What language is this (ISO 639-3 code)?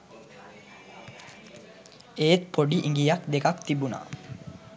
sin